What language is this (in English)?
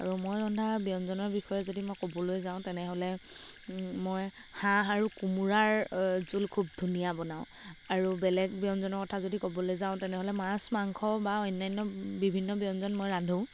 Assamese